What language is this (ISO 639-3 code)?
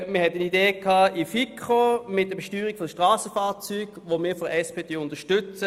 gsw